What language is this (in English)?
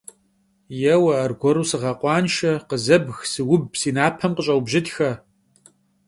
Kabardian